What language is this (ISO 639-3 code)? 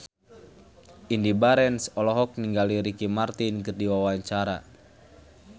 sun